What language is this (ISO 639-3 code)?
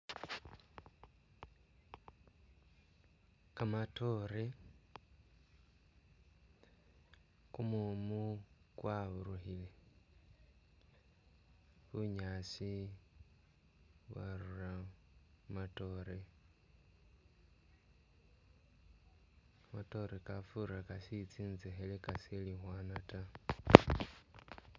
myx